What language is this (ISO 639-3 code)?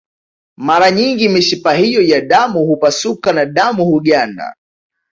swa